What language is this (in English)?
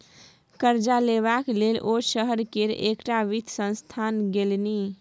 Maithili